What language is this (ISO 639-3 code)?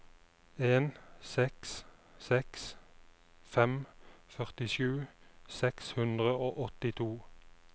nor